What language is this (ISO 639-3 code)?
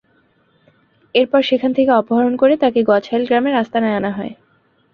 ben